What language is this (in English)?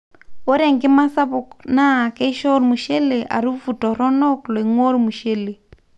Masai